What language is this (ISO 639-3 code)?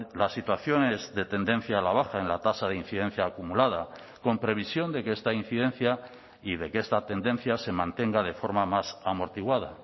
spa